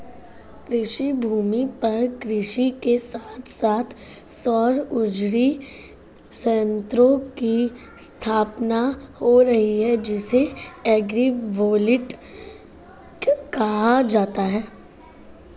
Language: Hindi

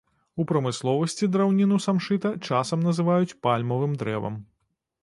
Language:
Belarusian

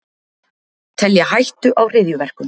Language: Icelandic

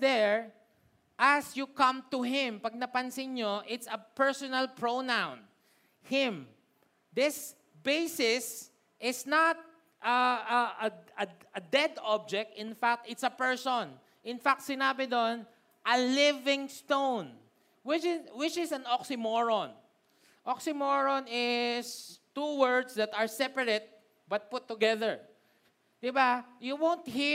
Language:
Filipino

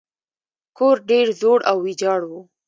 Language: Pashto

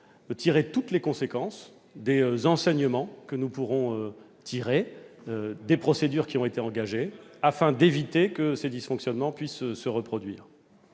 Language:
French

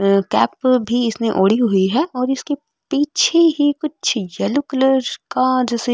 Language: Marwari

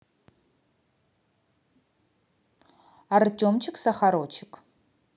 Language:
Russian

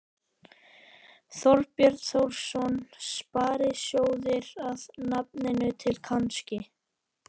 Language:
Icelandic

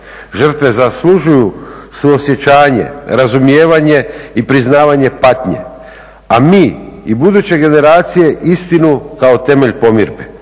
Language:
Croatian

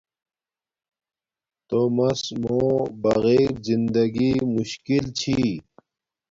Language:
Domaaki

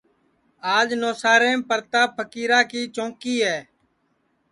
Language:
Sansi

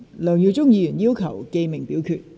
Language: Cantonese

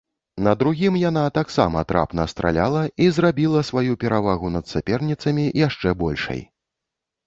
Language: Belarusian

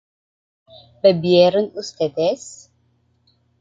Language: Spanish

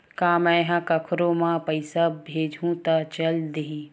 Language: Chhattisgarhi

